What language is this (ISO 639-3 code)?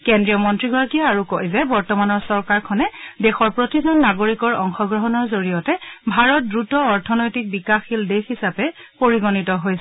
asm